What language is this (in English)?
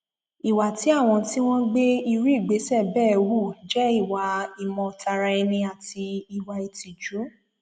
Yoruba